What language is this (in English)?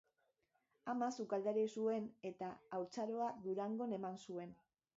Basque